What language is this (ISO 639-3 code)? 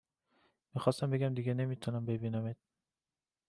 fas